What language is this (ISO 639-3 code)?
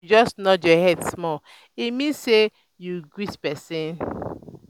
pcm